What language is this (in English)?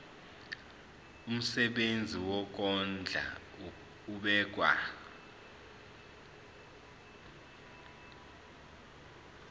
Zulu